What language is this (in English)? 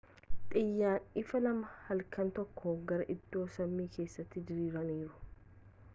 Oromo